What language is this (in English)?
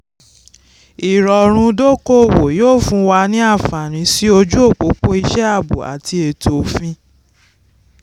Yoruba